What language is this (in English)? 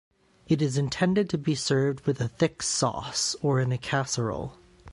English